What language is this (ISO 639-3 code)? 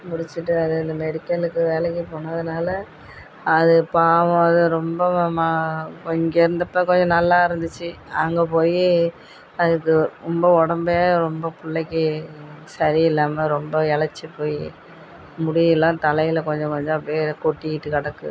tam